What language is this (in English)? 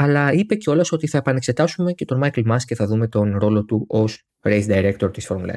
Greek